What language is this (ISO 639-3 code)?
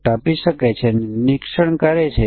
guj